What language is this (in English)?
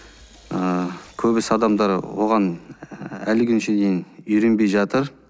Kazakh